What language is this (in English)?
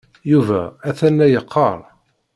Kabyle